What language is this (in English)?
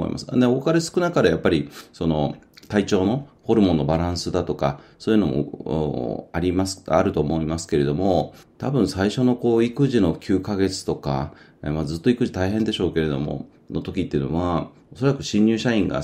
Japanese